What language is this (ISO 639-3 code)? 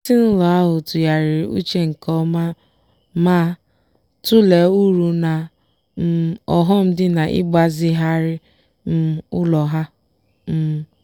ibo